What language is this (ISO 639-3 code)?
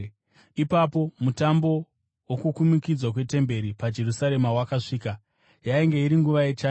sna